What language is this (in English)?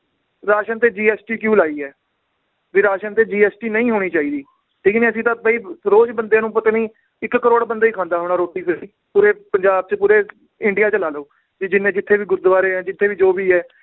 Punjabi